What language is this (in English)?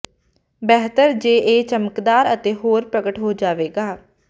Punjabi